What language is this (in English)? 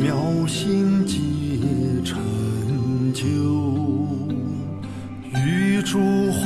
Chinese